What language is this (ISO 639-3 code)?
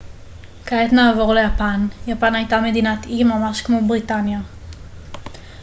heb